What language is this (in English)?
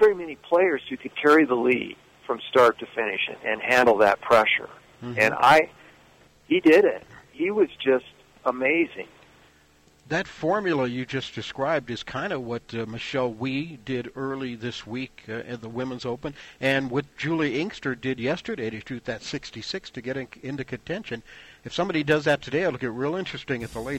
English